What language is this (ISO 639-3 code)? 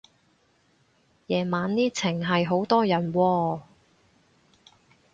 yue